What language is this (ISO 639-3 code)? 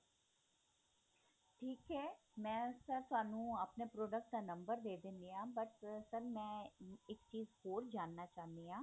pan